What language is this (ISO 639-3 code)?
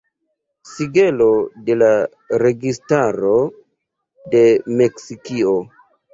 epo